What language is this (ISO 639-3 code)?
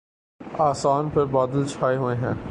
urd